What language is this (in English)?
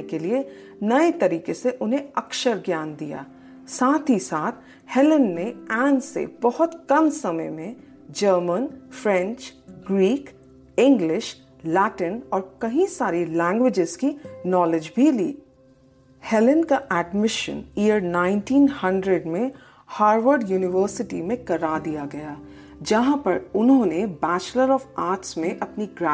Hindi